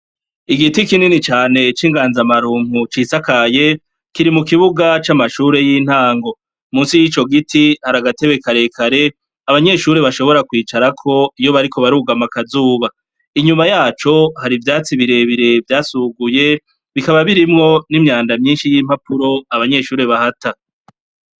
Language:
Rundi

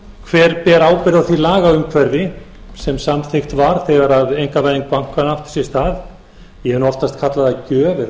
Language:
Icelandic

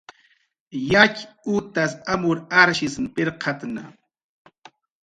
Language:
Jaqaru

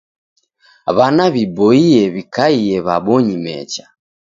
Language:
Taita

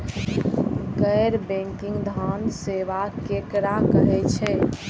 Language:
Maithili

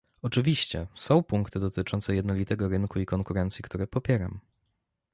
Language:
Polish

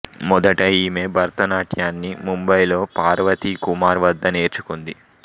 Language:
Telugu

